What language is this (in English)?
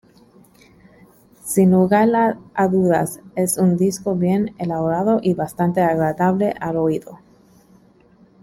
Spanish